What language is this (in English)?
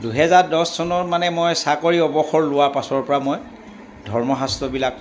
Assamese